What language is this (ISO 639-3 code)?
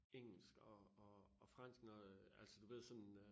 dan